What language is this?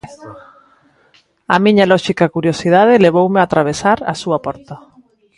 Galician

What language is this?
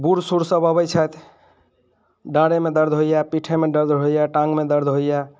Maithili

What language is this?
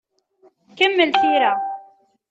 Kabyle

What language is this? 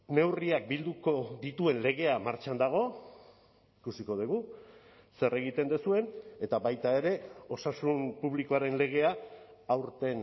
Basque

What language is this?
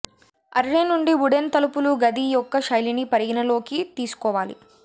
Telugu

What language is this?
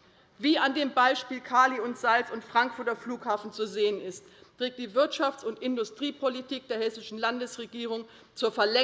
German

